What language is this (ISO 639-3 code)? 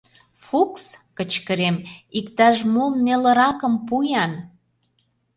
chm